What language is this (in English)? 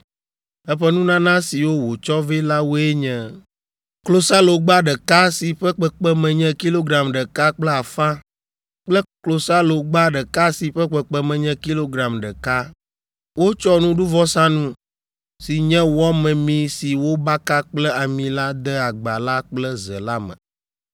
Ewe